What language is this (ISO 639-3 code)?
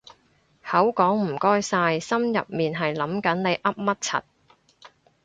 yue